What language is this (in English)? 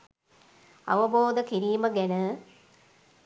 Sinhala